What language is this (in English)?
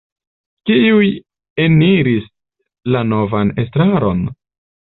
Esperanto